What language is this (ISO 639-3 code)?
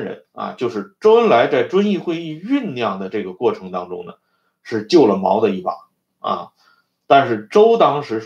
zho